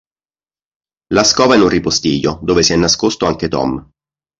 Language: Italian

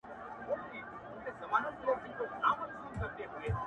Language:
Pashto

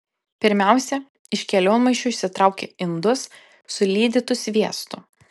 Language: Lithuanian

